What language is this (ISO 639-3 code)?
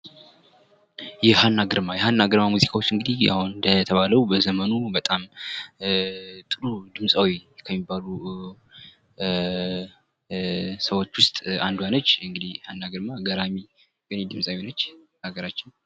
amh